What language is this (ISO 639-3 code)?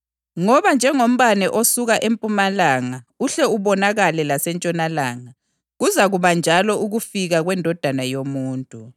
nde